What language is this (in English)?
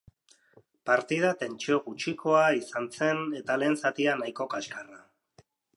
Basque